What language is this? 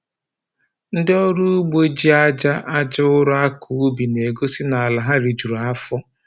Igbo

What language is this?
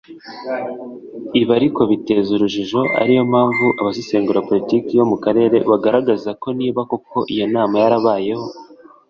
Kinyarwanda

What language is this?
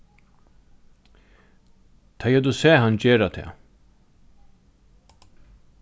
Faroese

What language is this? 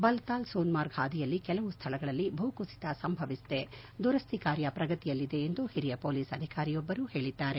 Kannada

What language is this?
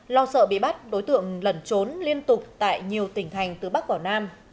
Vietnamese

